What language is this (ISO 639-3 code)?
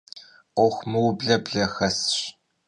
kbd